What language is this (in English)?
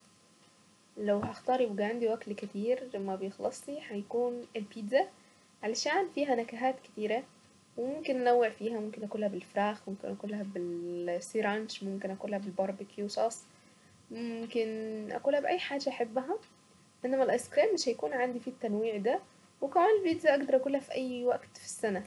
Saidi Arabic